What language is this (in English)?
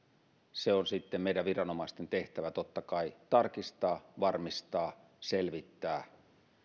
Finnish